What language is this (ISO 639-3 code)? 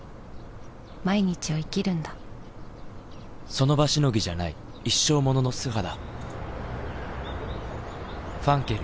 jpn